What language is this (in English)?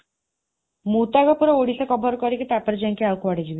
Odia